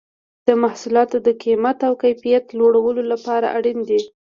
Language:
Pashto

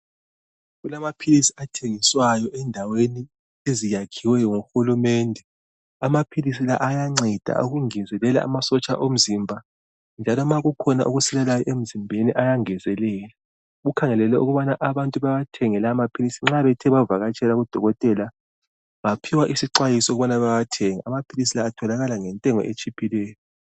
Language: North Ndebele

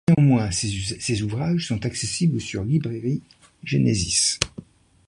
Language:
French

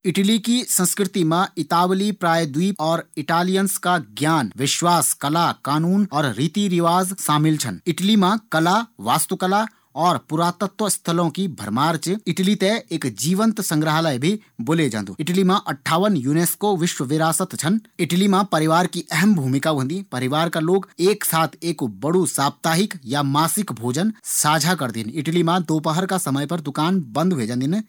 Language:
Garhwali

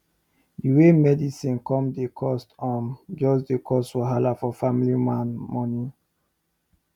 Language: Nigerian Pidgin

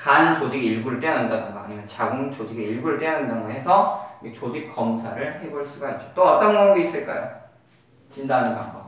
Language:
Korean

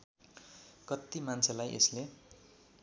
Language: Nepali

